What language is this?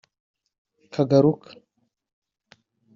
Kinyarwanda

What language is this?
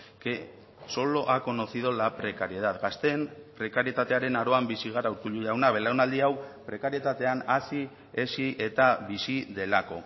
Basque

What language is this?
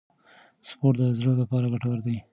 Pashto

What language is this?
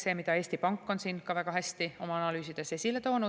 Estonian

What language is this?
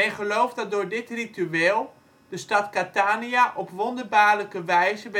Dutch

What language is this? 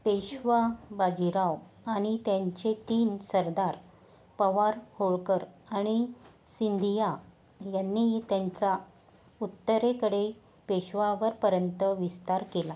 Marathi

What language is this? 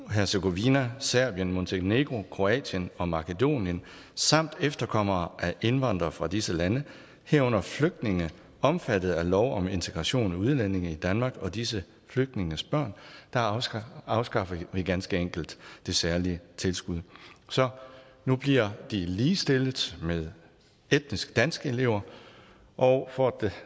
Danish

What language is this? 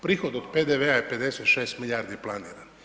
Croatian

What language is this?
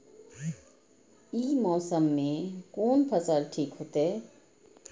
Maithili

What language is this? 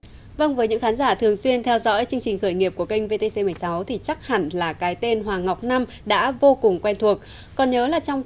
Vietnamese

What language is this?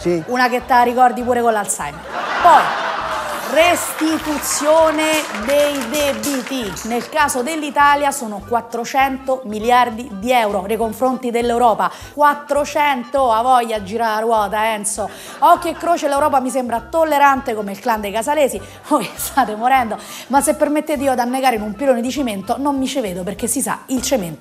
Italian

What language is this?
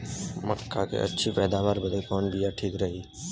Bhojpuri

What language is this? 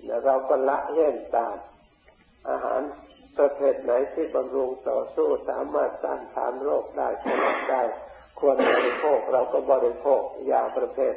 Thai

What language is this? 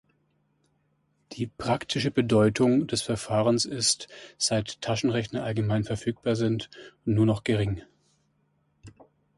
German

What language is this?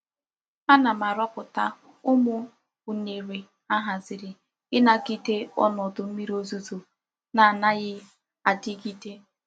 Igbo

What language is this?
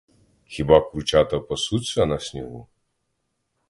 Ukrainian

